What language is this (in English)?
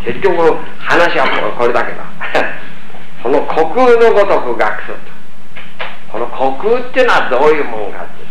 Japanese